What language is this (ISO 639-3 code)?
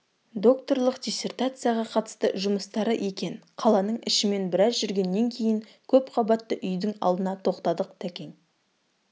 kaz